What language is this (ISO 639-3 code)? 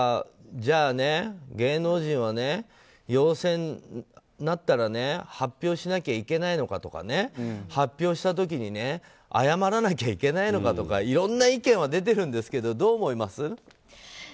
jpn